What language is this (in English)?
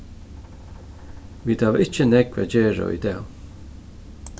Faroese